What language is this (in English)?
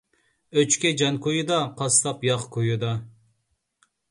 Uyghur